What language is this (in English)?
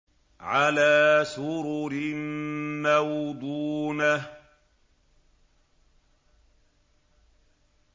Arabic